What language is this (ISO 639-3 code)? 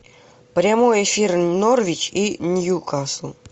rus